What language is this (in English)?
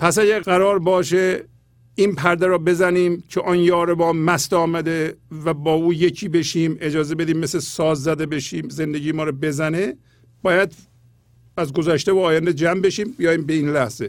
Persian